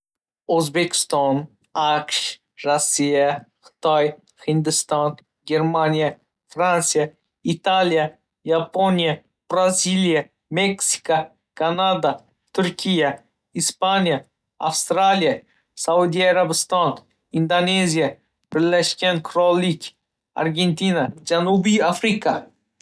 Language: Uzbek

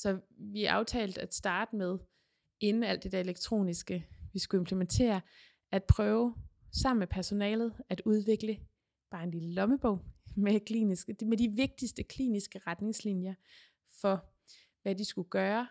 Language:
Danish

